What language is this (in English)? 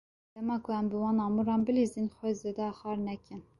Kurdish